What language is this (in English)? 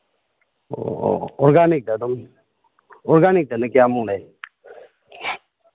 Manipuri